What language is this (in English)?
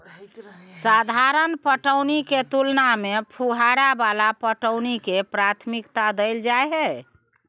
Maithili